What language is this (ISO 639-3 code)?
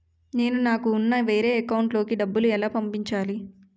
tel